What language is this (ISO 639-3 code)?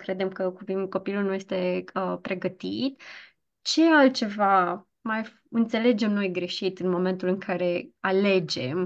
ron